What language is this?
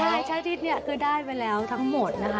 Thai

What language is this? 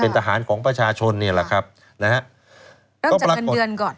Thai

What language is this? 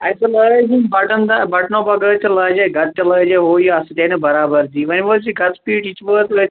Kashmiri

